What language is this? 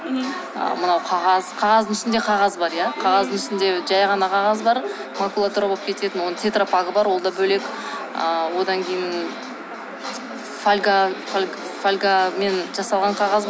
Kazakh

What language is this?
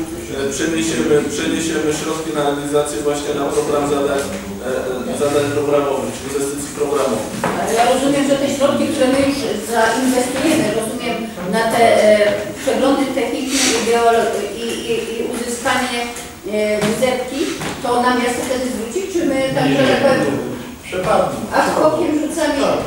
Polish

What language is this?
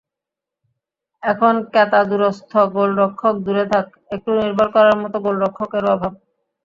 Bangla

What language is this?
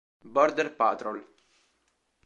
Italian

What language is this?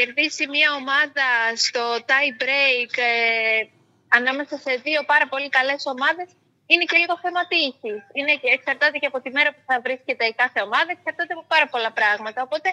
Greek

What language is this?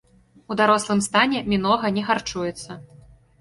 Belarusian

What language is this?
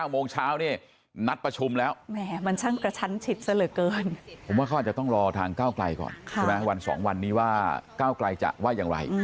Thai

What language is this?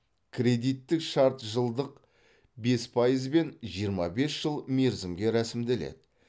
Kazakh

